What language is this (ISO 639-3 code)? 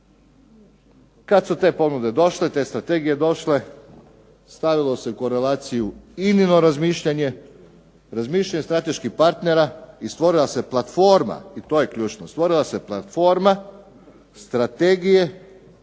hrv